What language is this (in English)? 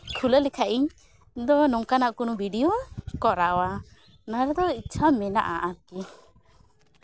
Santali